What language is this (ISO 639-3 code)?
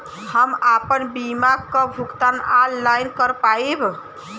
bho